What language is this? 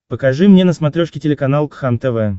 Russian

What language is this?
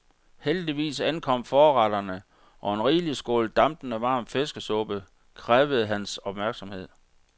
Danish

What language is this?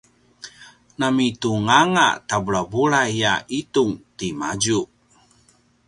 Paiwan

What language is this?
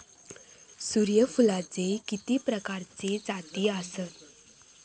Marathi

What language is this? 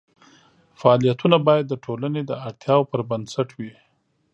Pashto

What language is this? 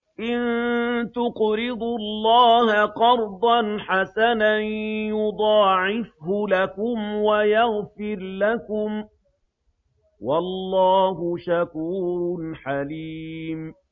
Arabic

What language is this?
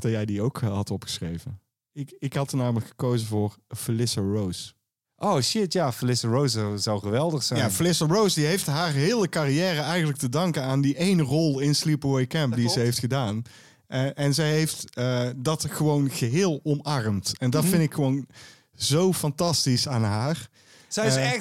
Dutch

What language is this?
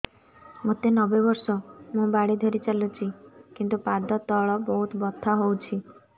Odia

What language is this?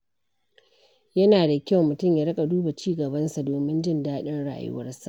Hausa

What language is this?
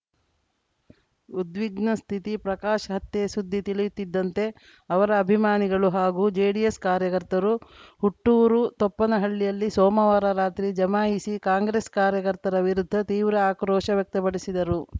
Kannada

